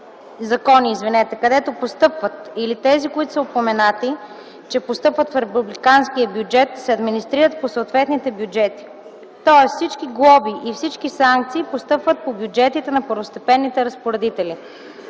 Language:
Bulgarian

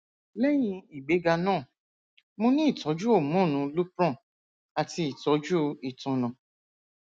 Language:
Yoruba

